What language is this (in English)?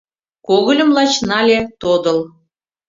Mari